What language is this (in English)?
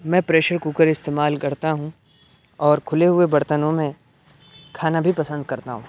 Urdu